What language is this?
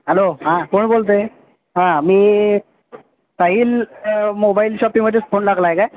Marathi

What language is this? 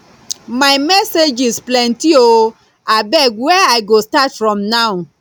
Nigerian Pidgin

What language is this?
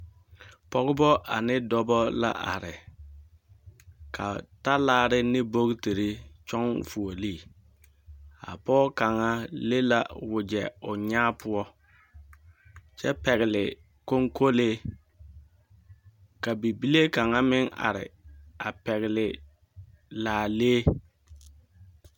Southern Dagaare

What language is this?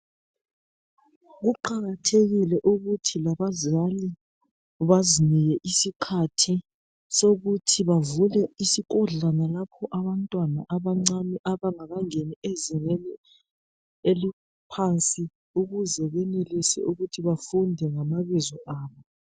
North Ndebele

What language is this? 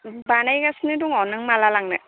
Bodo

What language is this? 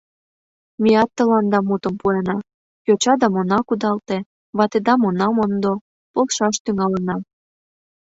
Mari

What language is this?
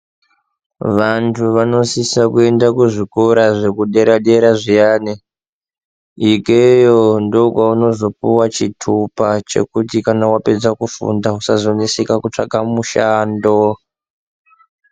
Ndau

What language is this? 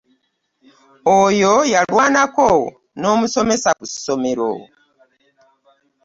Ganda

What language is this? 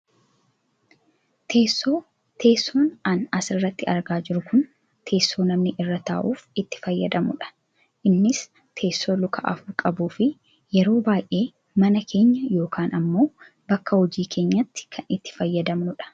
Oromo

